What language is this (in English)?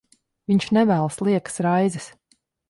Latvian